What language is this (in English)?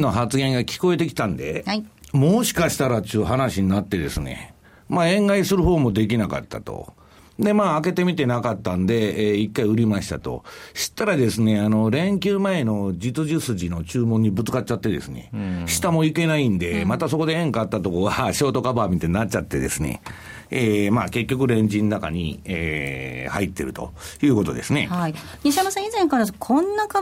Japanese